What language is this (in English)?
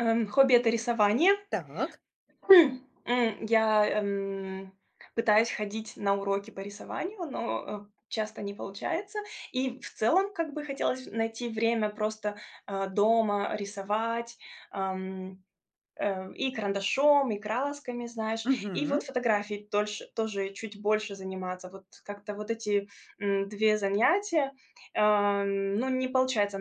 Russian